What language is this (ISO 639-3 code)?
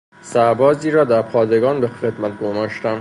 fas